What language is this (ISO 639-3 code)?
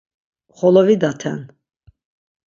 lzz